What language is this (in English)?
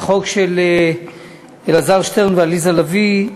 Hebrew